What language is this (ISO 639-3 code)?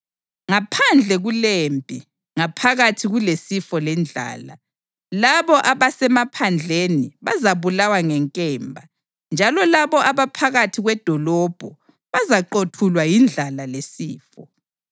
nde